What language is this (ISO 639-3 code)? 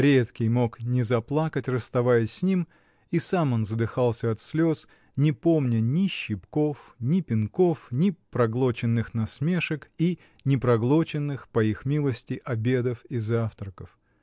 rus